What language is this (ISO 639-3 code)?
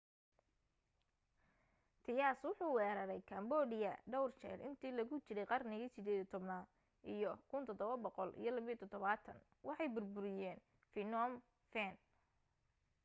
som